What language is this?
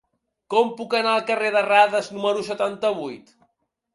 Catalan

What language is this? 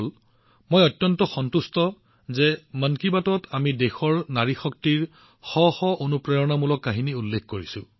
Assamese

